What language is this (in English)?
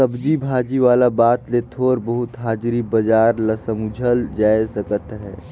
Chhattisgarhi